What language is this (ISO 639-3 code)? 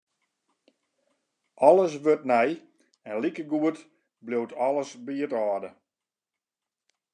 fry